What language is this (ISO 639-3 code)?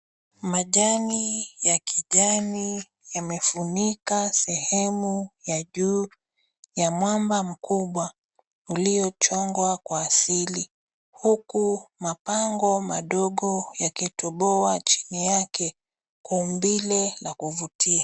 swa